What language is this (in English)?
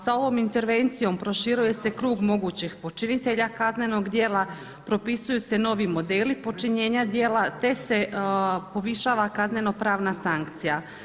Croatian